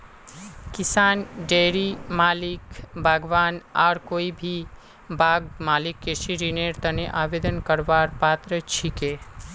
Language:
Magahi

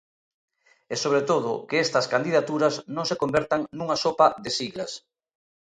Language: Galician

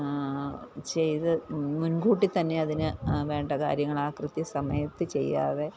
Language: Malayalam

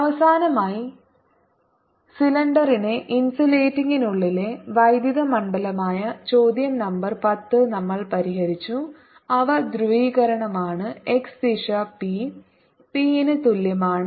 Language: Malayalam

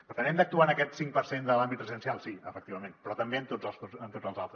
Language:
Catalan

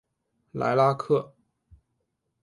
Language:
Chinese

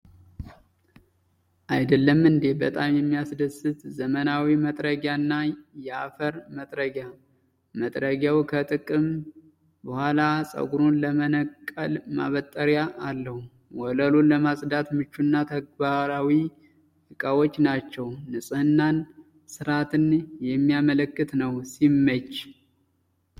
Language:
Amharic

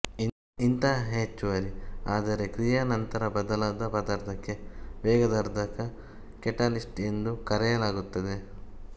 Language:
Kannada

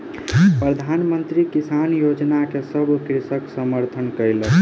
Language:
Maithili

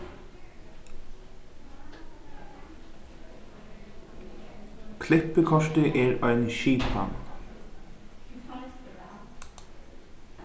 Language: Faroese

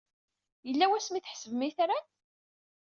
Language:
Kabyle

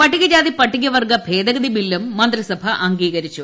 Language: Malayalam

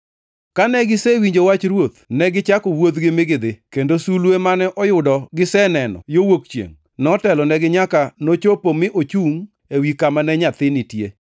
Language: Luo (Kenya and Tanzania)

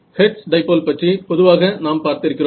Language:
Tamil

